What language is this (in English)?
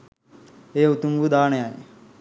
Sinhala